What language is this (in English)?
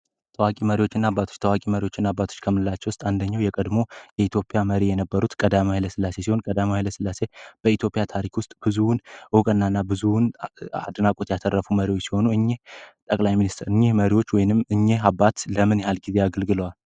Amharic